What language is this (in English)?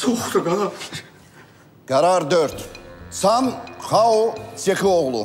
Turkish